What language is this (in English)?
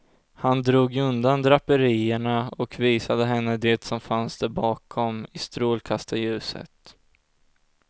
Swedish